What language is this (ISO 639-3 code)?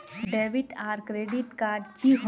mag